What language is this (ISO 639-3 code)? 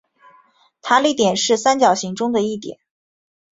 zho